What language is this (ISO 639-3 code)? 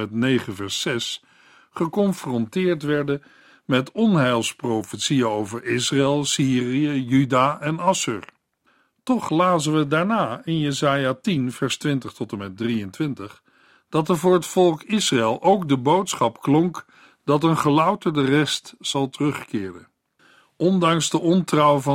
nld